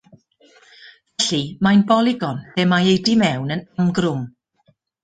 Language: Welsh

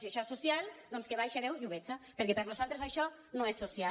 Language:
Catalan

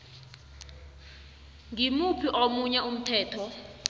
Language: South Ndebele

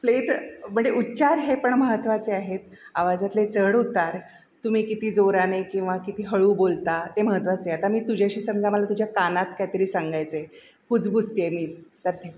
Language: Marathi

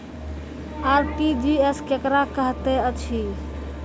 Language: Maithili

